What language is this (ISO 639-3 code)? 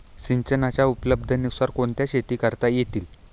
mar